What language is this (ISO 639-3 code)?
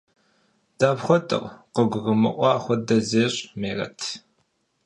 kbd